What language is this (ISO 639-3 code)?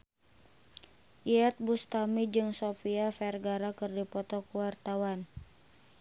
sun